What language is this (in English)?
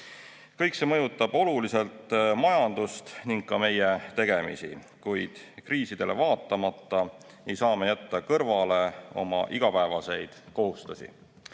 Estonian